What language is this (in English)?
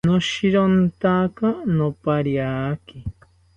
South Ucayali Ashéninka